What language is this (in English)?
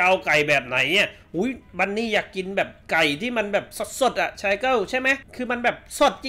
Thai